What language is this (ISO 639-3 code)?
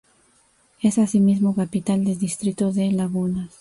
spa